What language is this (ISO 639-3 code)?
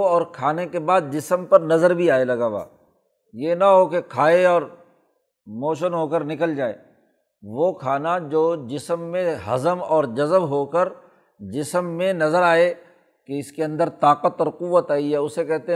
urd